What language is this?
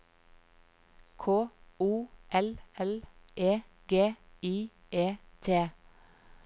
Norwegian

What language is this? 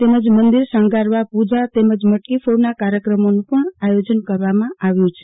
Gujarati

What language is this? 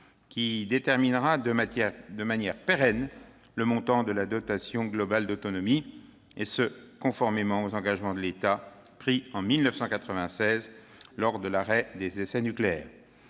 French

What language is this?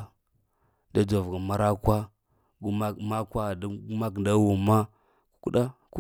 Lamang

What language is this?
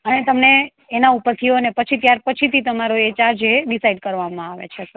Gujarati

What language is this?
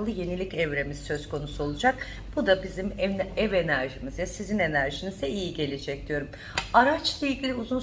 Turkish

